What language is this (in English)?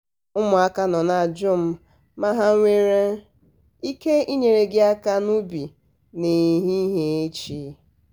Igbo